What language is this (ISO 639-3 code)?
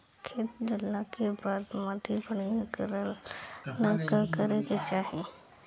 bho